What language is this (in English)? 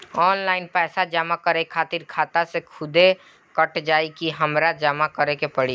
Bhojpuri